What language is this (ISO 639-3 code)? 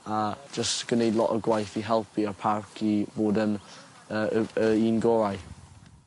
cym